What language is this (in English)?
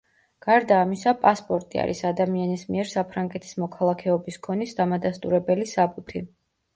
Georgian